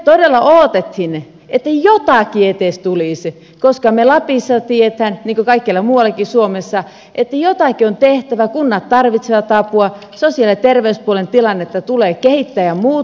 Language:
Finnish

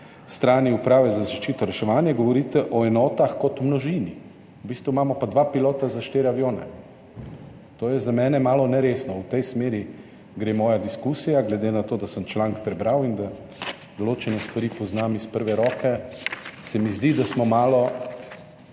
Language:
Slovenian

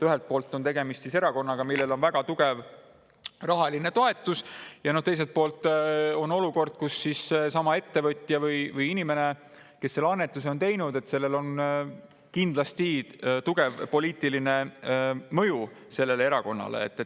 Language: Estonian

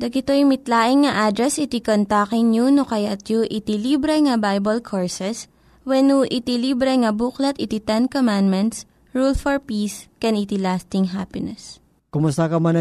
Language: Filipino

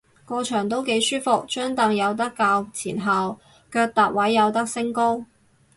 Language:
Cantonese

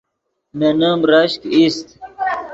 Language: Yidgha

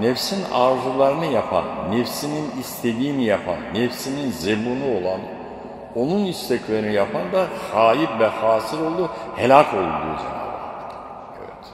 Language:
Turkish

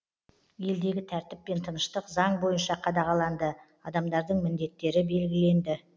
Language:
Kazakh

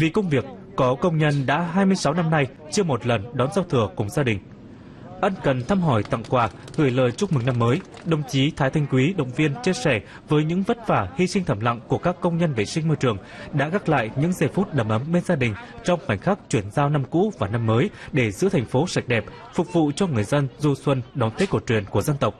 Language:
Vietnamese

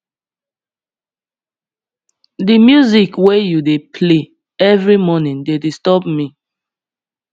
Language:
Nigerian Pidgin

